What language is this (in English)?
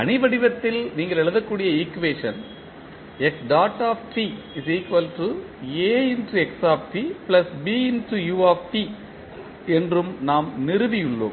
Tamil